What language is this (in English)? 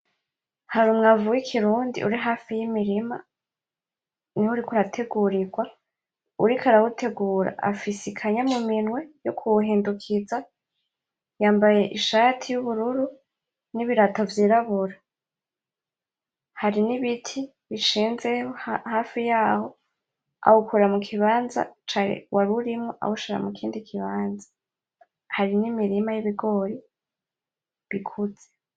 Rundi